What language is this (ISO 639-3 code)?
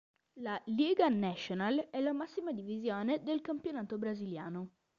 ita